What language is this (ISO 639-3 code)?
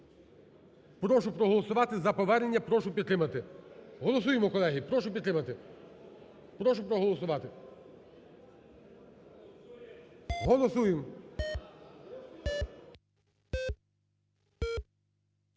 ukr